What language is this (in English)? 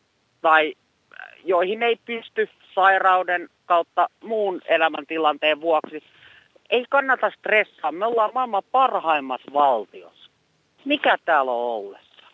Finnish